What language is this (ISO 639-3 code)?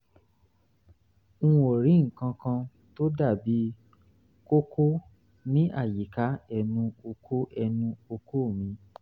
yor